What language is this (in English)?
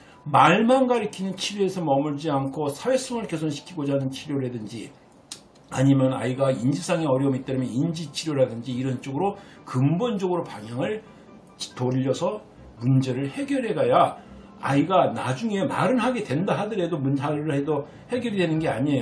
Korean